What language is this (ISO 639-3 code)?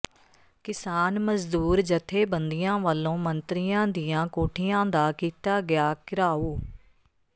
pan